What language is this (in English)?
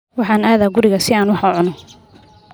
Somali